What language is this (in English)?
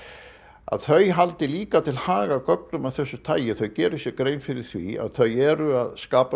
Icelandic